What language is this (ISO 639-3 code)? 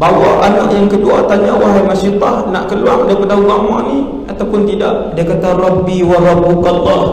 msa